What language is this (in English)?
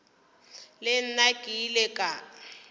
Northern Sotho